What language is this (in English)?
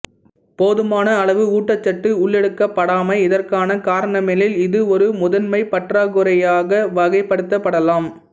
Tamil